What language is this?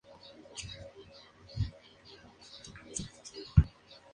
Spanish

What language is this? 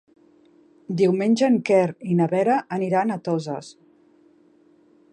Catalan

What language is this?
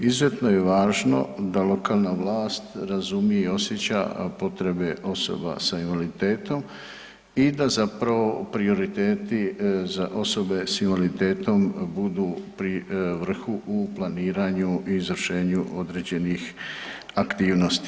Croatian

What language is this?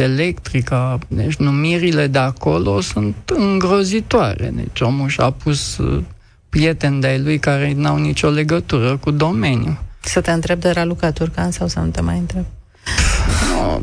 Romanian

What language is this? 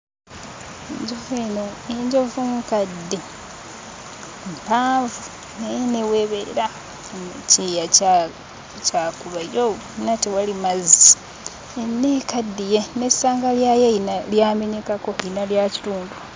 Ganda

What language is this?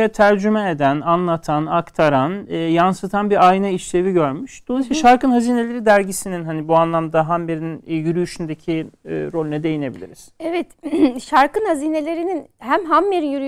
Turkish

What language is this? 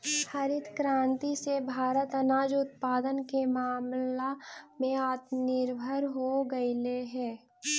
Magahi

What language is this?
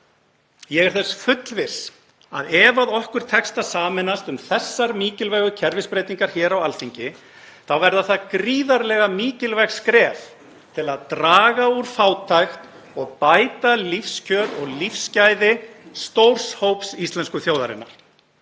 Icelandic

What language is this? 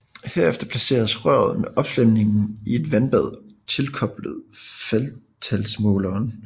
Danish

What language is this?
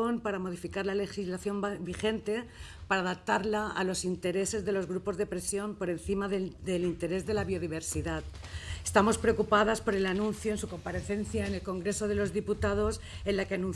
Spanish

